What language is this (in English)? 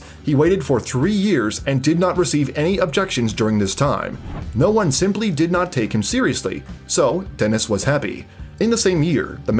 English